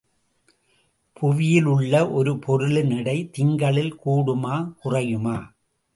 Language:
Tamil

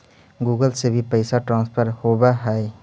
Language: Magahi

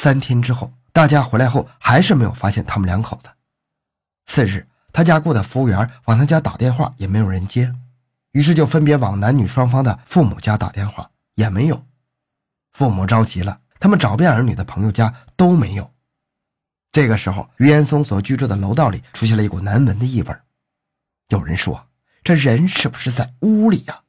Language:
Chinese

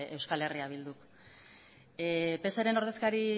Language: Basque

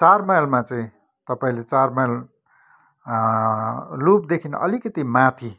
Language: Nepali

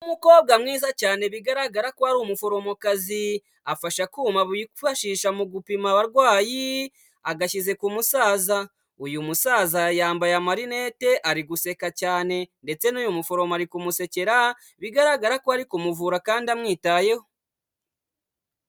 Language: Kinyarwanda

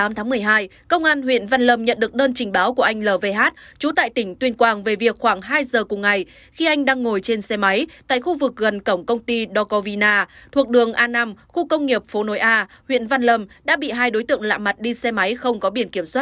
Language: Vietnamese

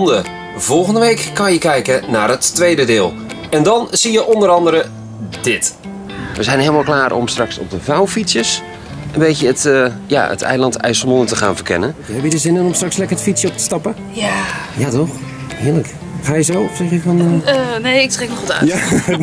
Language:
Dutch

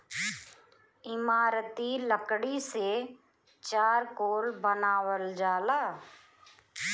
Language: Bhojpuri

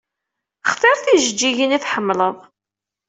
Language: Kabyle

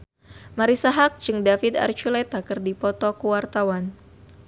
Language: Sundanese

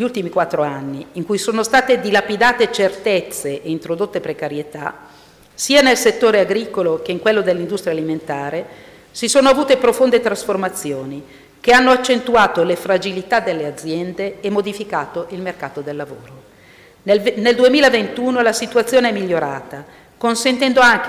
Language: Italian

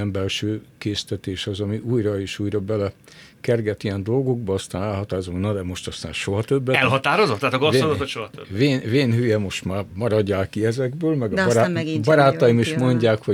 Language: Hungarian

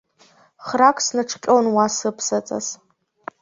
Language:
Abkhazian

